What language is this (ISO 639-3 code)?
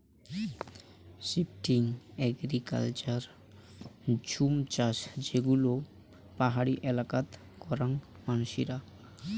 ben